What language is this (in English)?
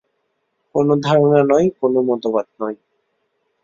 Bangla